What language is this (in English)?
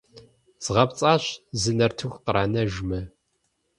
Kabardian